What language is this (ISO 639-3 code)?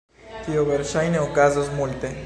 epo